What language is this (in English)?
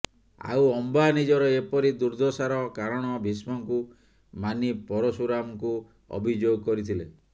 Odia